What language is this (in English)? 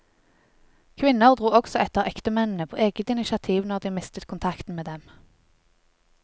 Norwegian